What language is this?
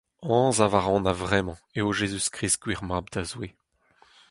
Breton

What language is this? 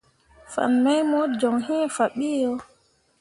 Mundang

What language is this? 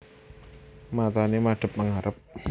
Javanese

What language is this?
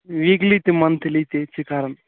Kashmiri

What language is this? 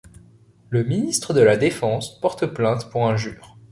French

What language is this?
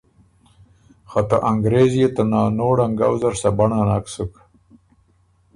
Ormuri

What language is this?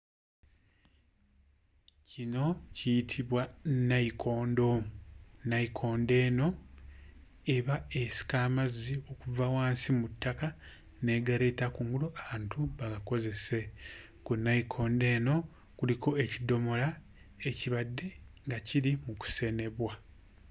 Ganda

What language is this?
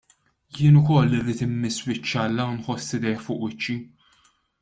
Maltese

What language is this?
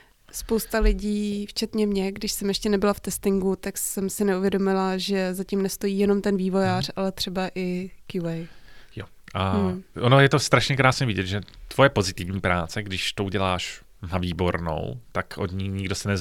Czech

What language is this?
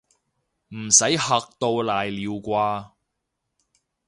Cantonese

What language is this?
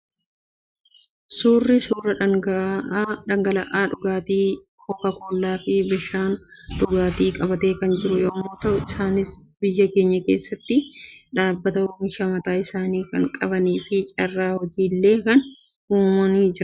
Oromo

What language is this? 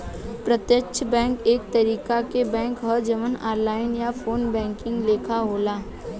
Bhojpuri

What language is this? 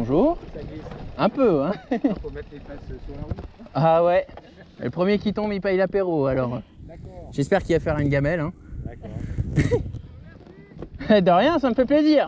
French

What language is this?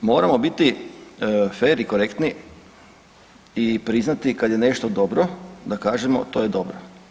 Croatian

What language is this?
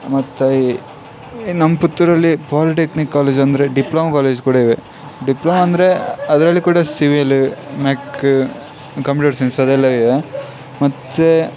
Kannada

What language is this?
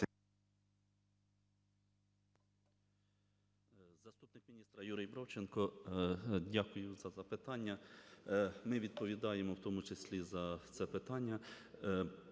Ukrainian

